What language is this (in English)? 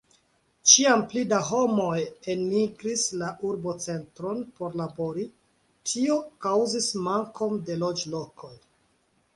Esperanto